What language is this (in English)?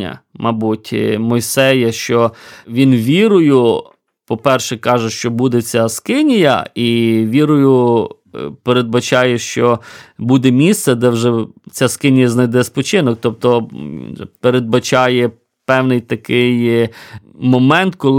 Ukrainian